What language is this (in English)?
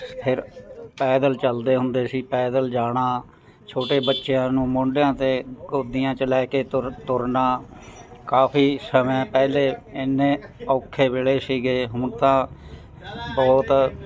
Punjabi